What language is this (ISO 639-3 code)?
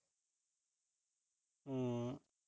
pan